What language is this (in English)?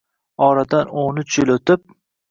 Uzbek